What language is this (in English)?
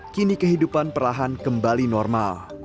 Indonesian